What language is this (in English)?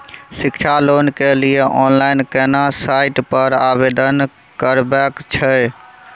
Maithili